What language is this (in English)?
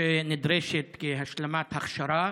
Hebrew